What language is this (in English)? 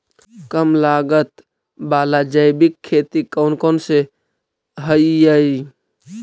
Magahi